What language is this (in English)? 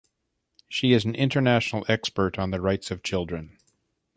English